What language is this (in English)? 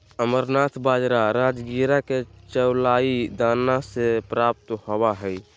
Magahi